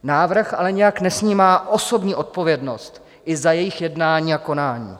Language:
Czech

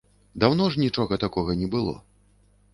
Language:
Belarusian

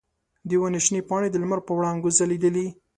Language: Pashto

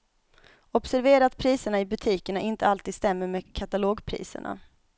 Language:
Swedish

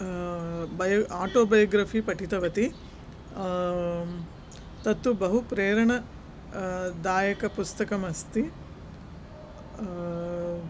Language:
Sanskrit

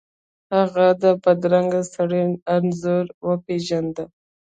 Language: Pashto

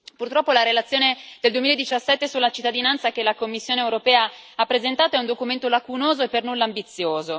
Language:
Italian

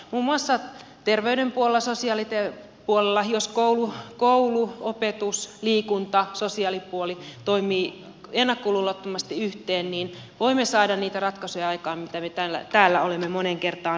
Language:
Finnish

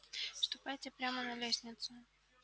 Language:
Russian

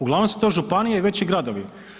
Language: Croatian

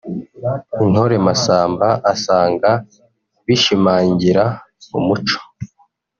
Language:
Kinyarwanda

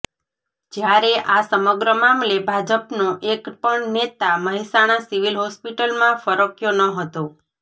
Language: Gujarati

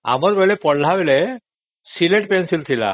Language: Odia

